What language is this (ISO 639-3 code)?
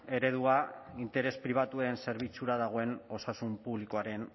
eus